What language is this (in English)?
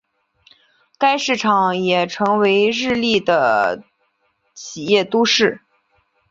Chinese